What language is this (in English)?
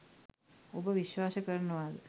Sinhala